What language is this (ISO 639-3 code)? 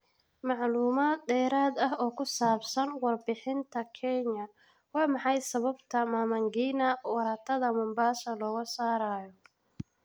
som